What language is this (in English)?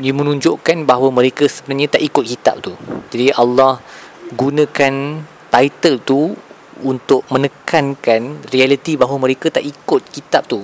Malay